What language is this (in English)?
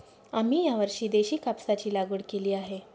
Marathi